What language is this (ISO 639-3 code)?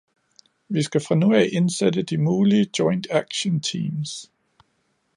dan